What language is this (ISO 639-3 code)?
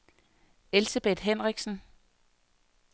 dan